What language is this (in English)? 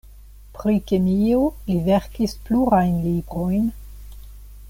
Esperanto